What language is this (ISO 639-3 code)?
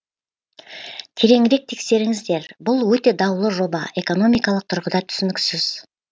kaz